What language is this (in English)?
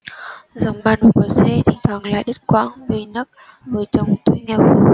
Vietnamese